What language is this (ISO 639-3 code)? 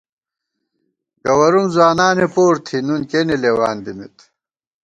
gwt